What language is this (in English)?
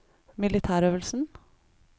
Norwegian